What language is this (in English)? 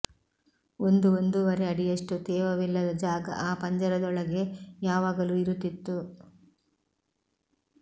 Kannada